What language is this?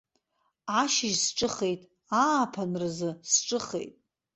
Abkhazian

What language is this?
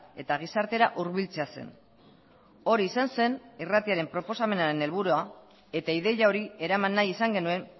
Basque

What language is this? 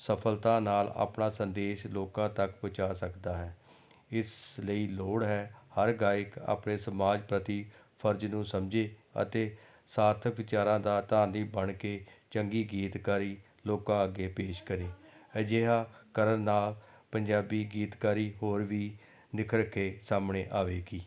Punjabi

